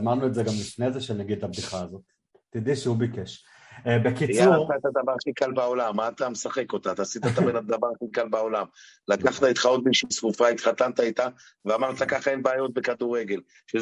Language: Hebrew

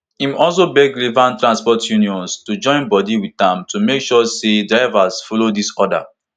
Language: Nigerian Pidgin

